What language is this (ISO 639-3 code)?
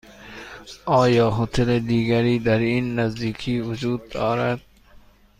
fas